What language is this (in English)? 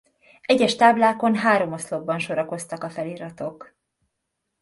Hungarian